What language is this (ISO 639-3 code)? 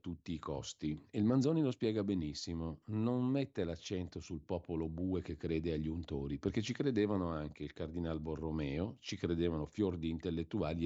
ita